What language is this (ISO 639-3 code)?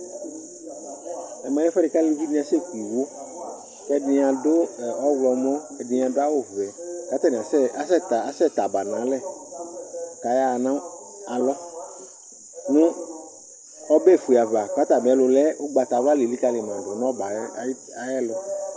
kpo